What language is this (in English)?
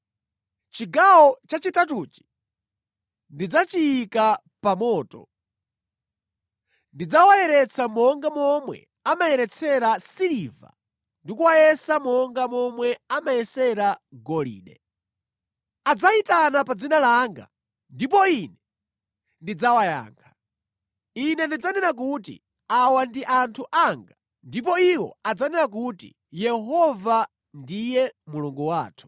Nyanja